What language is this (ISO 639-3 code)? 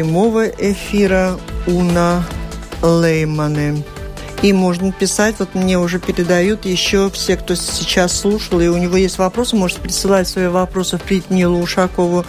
rus